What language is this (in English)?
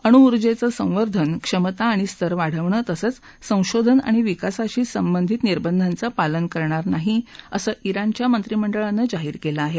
Marathi